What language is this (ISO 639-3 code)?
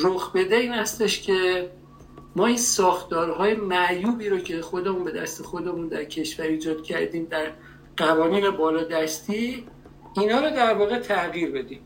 fas